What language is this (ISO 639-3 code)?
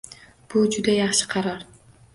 uzb